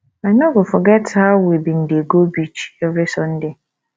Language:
Nigerian Pidgin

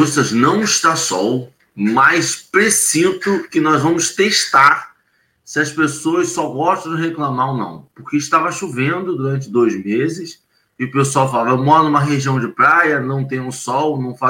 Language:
Portuguese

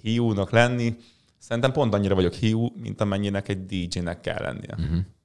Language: Hungarian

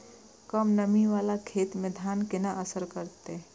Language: Maithili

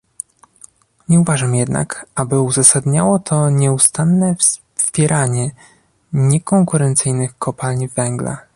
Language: Polish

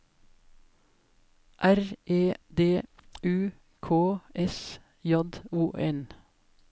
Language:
Norwegian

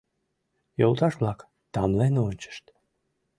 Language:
Mari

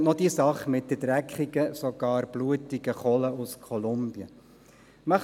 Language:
Swiss German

